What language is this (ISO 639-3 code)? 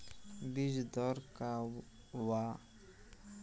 bho